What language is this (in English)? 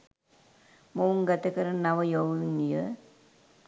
Sinhala